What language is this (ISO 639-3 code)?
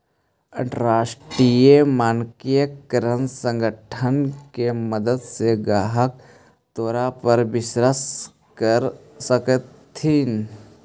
mag